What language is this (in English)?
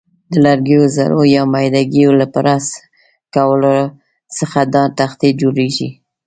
Pashto